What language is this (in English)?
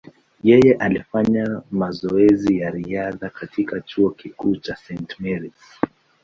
Swahili